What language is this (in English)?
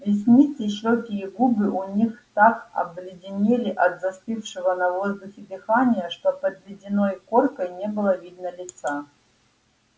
Russian